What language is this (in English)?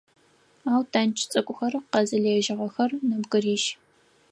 Adyghe